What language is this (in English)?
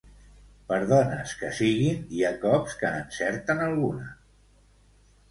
Catalan